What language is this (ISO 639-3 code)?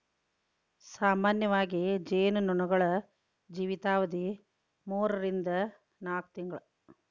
kan